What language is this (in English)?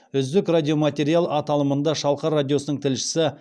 Kazakh